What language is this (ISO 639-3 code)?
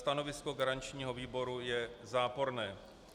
ces